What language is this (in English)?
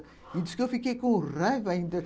Portuguese